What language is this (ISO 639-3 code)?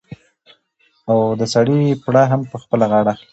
pus